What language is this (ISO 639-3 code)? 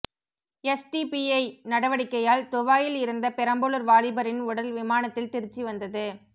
tam